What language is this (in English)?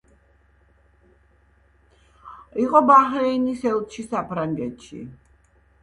Georgian